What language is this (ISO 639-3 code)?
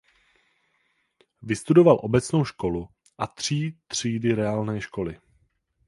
ces